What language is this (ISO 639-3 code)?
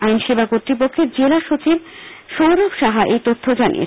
ben